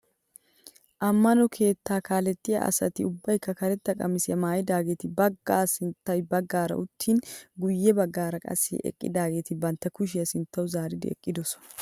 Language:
Wolaytta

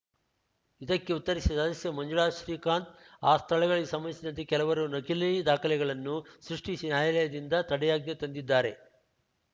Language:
Kannada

